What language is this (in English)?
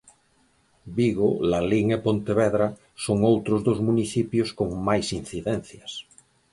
Galician